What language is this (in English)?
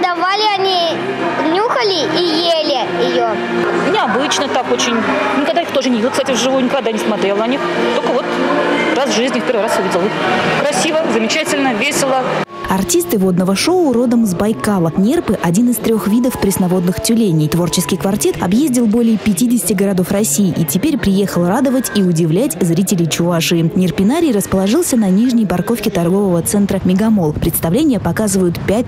Russian